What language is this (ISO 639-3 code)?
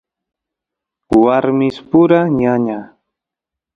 qus